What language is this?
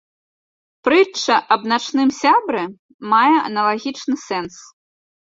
Belarusian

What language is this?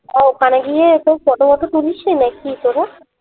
Bangla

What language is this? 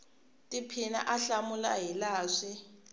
Tsonga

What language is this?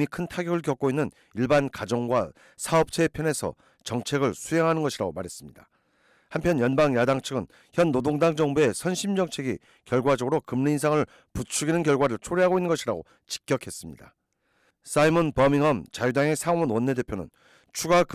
Korean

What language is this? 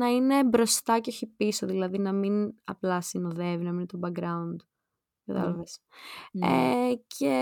Greek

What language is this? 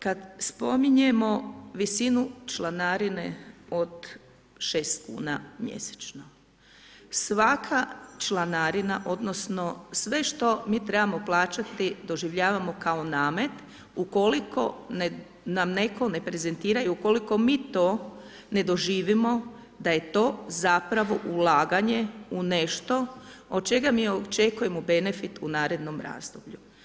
Croatian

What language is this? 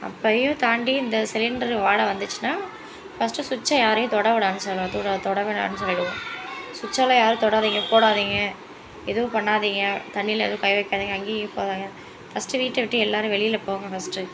Tamil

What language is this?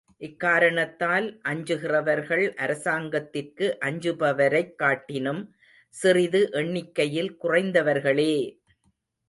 Tamil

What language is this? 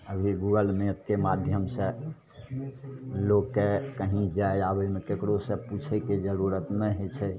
Maithili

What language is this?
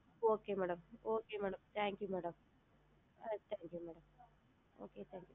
Tamil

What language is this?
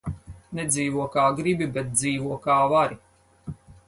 Latvian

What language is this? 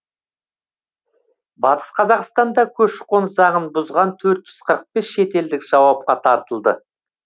Kazakh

